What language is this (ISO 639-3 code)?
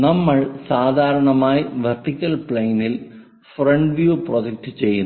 mal